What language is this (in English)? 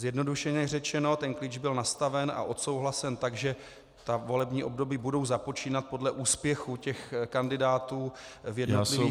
Czech